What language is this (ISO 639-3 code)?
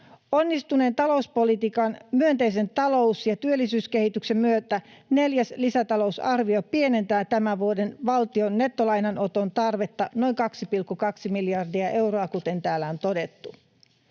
fin